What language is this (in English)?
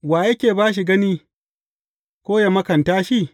Hausa